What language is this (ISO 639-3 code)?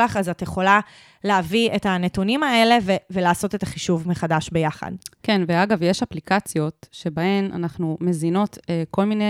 heb